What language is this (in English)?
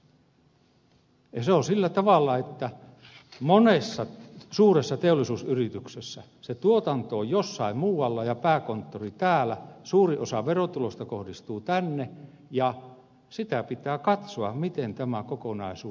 Finnish